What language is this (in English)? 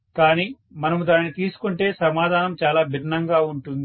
Telugu